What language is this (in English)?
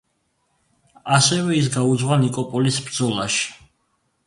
Georgian